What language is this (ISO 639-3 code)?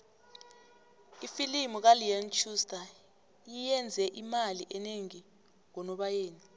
nbl